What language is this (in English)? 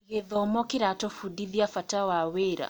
Kikuyu